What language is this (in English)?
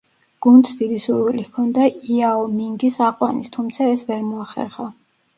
Georgian